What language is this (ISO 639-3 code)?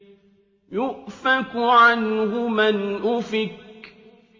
ara